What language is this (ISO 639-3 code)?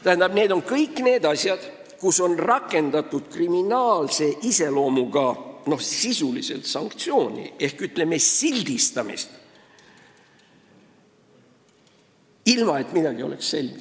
est